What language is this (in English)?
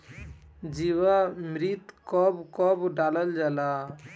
Bhojpuri